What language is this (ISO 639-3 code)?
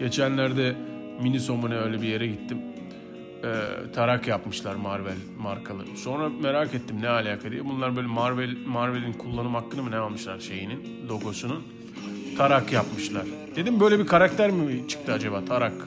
tur